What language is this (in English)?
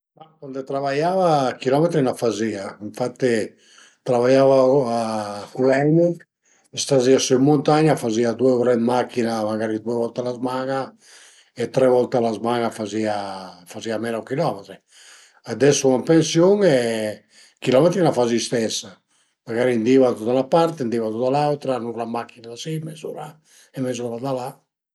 Piedmontese